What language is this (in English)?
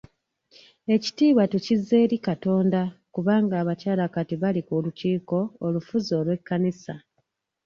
Ganda